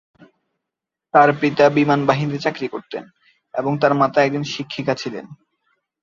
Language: Bangla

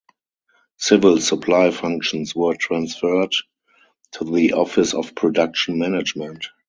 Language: English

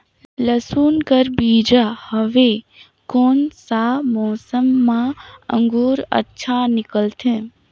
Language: Chhattisgarhi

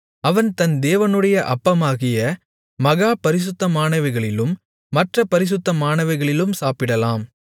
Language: Tamil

